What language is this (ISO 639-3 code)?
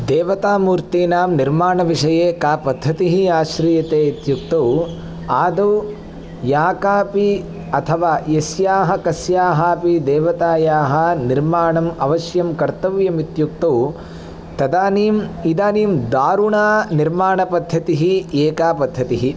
san